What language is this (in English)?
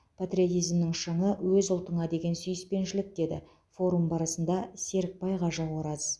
Kazakh